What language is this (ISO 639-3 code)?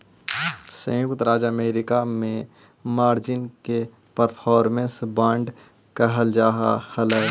mag